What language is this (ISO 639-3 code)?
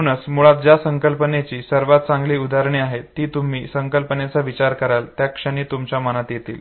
mar